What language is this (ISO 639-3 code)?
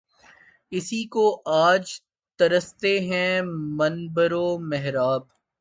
urd